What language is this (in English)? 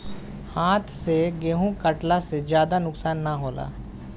Bhojpuri